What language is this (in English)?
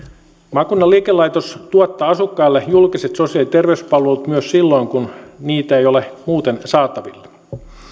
Finnish